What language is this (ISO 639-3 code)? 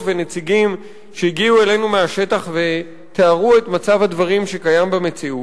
heb